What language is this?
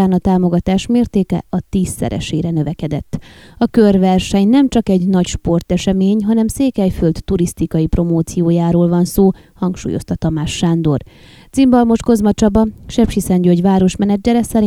Hungarian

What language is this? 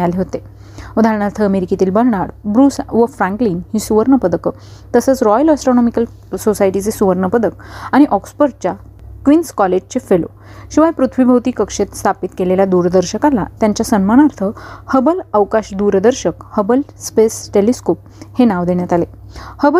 Marathi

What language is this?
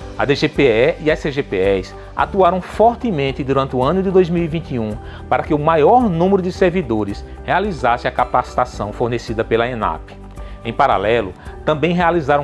Portuguese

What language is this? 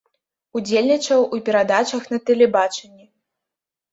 Belarusian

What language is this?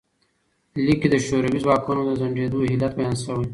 Pashto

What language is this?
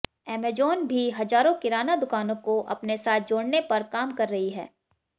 Hindi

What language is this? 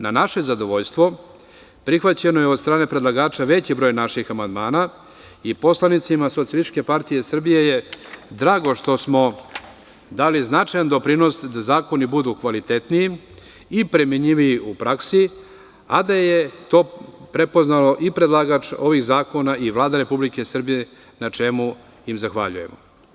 Serbian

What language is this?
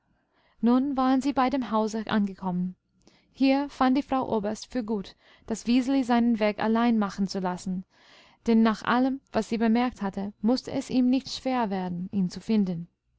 German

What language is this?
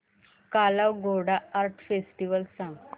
Marathi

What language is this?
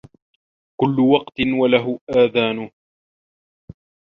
Arabic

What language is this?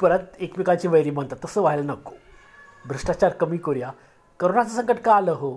Marathi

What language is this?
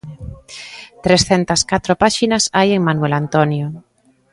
Galician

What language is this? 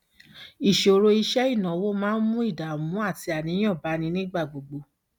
Yoruba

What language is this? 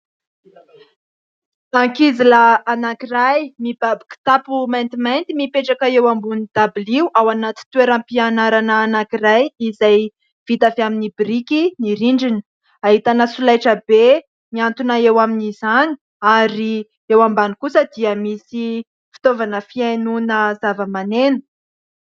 Malagasy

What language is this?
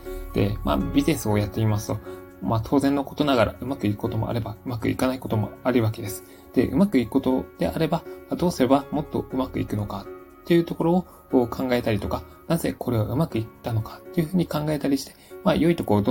Japanese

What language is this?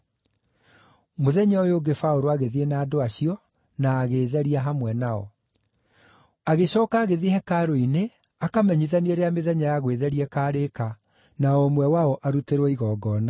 Kikuyu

